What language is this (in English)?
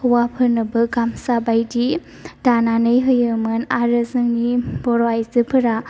Bodo